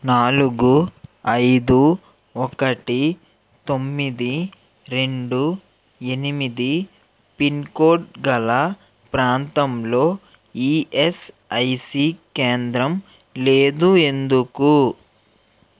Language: Telugu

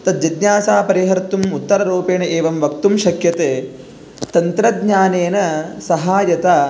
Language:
Sanskrit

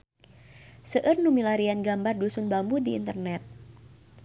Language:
Sundanese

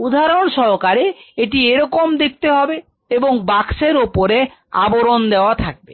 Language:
Bangla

